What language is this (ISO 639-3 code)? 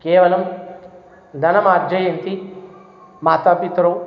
san